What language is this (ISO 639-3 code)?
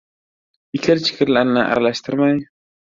uzb